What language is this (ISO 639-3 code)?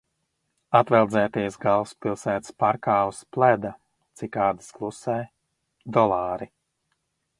lav